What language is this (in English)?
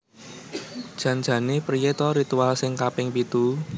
Javanese